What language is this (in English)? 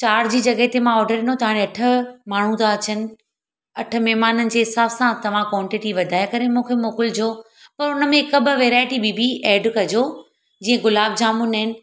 Sindhi